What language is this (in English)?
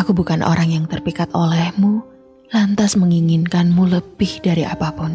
Indonesian